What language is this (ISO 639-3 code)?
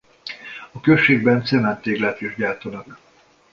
hun